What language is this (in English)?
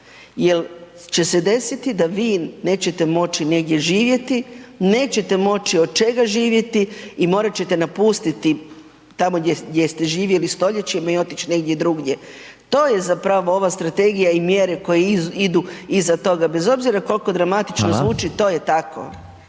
Croatian